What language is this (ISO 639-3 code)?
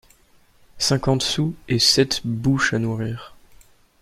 fra